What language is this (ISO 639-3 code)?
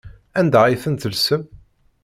kab